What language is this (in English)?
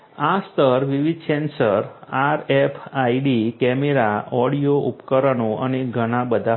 Gujarati